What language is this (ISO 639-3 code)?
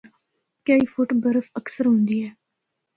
hno